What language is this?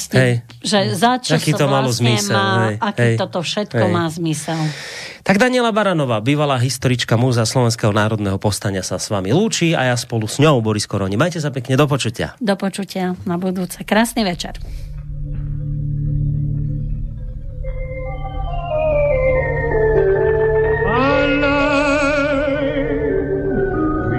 Slovak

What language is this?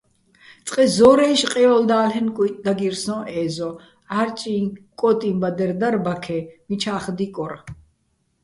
Bats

